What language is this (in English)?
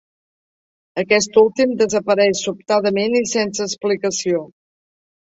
Catalan